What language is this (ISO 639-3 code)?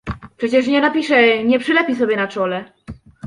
pol